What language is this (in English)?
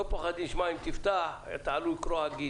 Hebrew